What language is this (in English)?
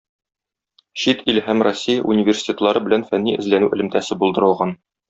Tatar